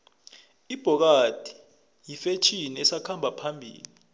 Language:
South Ndebele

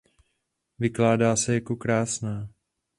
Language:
Czech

